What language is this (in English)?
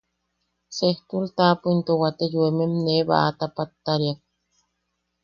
Yaqui